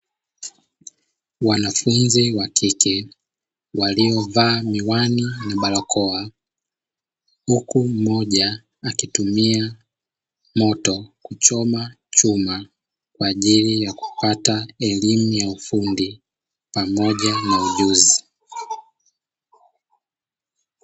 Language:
Swahili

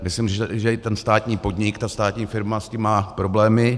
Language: Czech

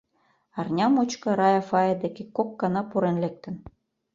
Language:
Mari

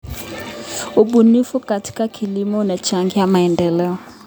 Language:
Kalenjin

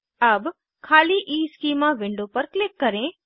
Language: Hindi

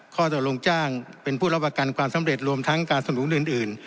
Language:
Thai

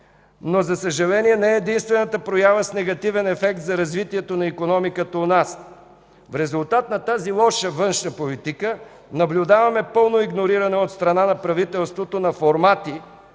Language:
Bulgarian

